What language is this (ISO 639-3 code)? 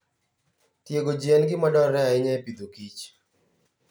luo